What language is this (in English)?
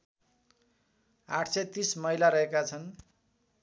Nepali